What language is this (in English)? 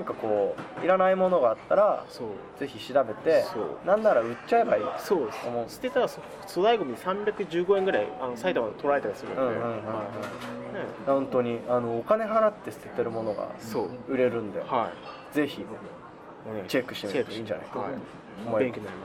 Japanese